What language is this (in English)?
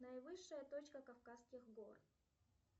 Russian